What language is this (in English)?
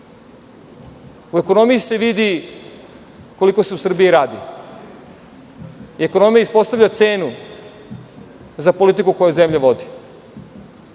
Serbian